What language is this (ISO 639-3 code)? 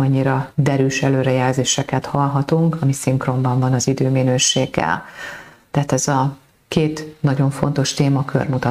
hun